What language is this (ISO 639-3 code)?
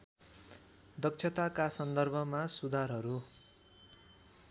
nep